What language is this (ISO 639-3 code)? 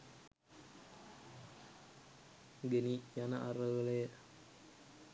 sin